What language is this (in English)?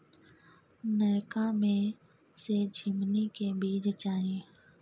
Maithili